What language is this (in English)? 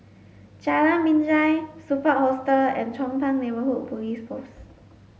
English